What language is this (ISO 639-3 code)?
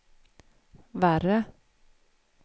swe